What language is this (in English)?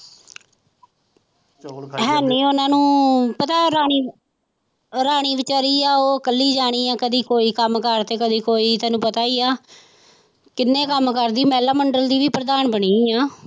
Punjabi